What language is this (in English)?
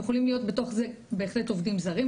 Hebrew